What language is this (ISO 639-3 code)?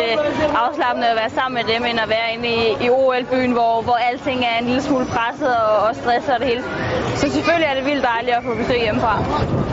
dan